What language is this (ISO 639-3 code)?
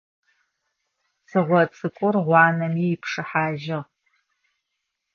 ady